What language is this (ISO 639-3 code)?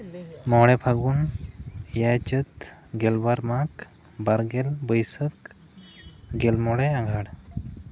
sat